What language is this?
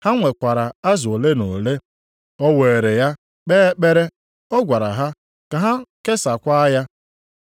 Igbo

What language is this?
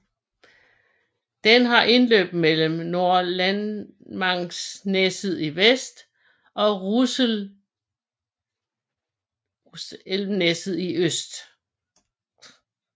Danish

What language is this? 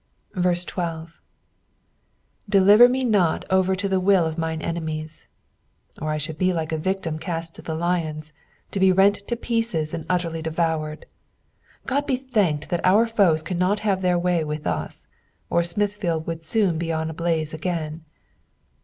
English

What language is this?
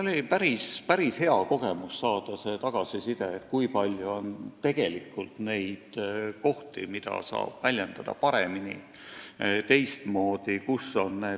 Estonian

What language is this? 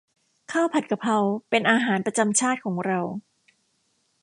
Thai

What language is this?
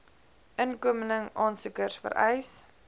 Afrikaans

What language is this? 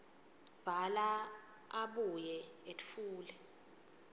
Swati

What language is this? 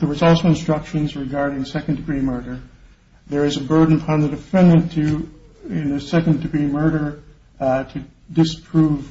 English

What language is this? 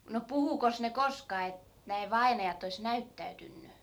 Finnish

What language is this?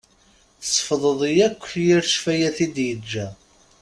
Kabyle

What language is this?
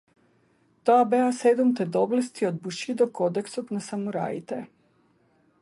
Macedonian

